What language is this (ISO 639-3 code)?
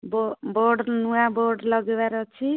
ori